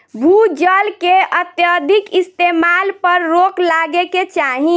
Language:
Bhojpuri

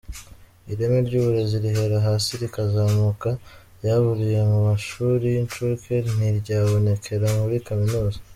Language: Kinyarwanda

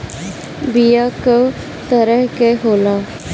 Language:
Bhojpuri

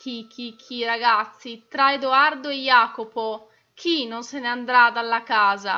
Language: Italian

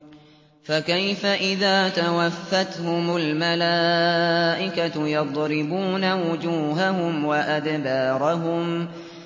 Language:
Arabic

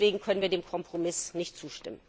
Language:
German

